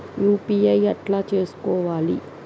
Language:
Telugu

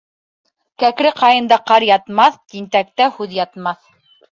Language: Bashkir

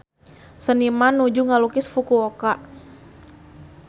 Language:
Sundanese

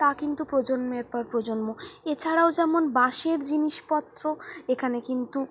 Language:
Bangla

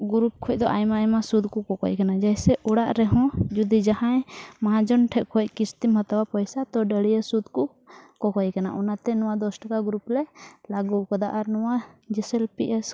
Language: Santali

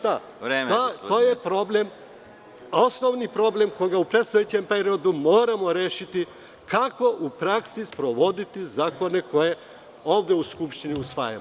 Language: Serbian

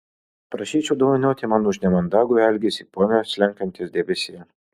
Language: Lithuanian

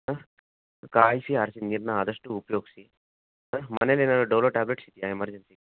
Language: Kannada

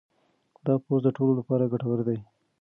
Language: Pashto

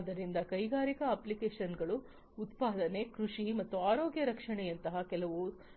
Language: Kannada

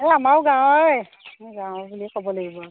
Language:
Assamese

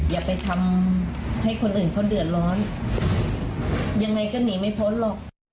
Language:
Thai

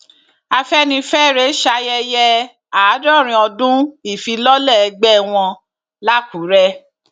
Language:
Yoruba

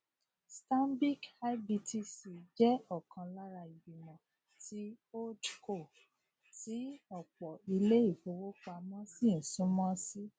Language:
Yoruba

